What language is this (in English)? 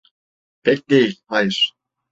Turkish